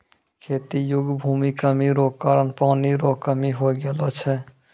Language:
Maithili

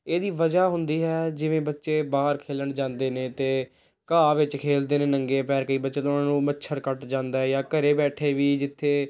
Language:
Punjabi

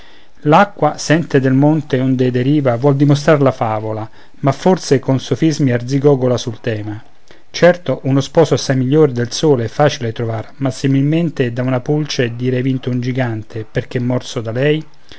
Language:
Italian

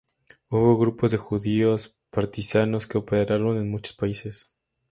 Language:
Spanish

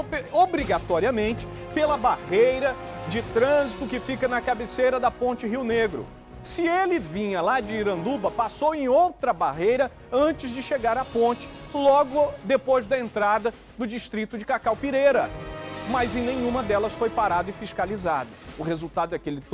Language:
Portuguese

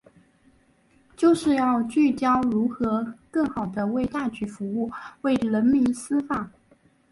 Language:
Chinese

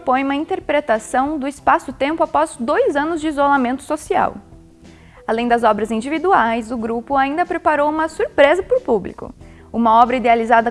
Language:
Portuguese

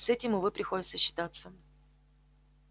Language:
Russian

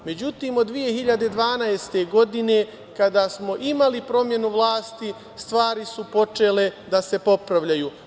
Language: Serbian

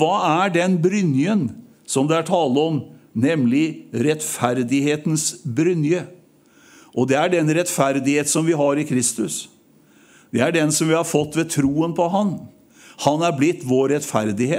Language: Norwegian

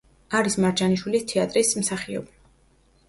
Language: Georgian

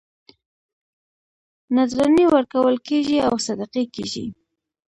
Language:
Pashto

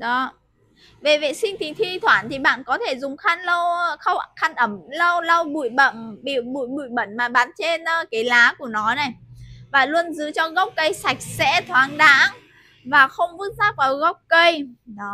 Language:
Vietnamese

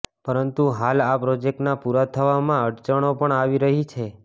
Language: Gujarati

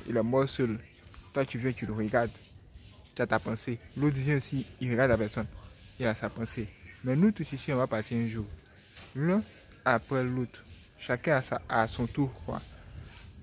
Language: French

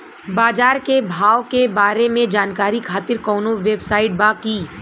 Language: Bhojpuri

